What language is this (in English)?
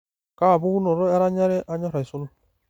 Masai